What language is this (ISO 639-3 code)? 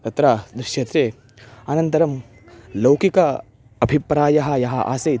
san